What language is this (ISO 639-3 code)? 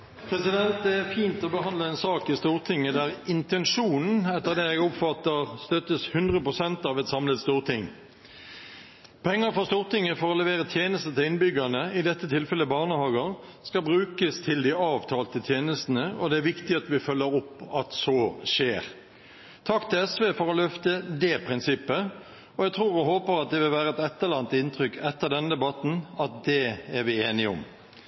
nob